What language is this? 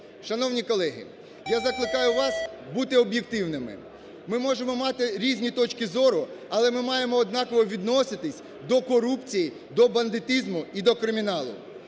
Ukrainian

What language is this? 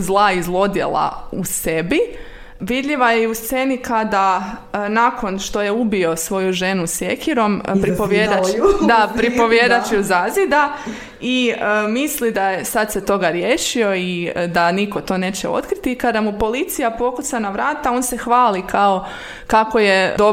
Croatian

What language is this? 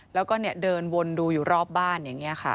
Thai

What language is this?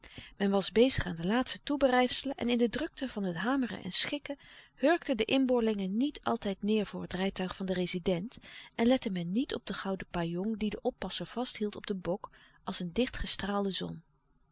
Dutch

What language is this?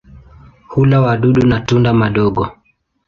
Swahili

